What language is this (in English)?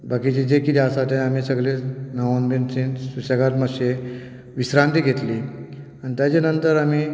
Konkani